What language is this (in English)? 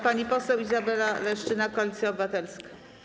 Polish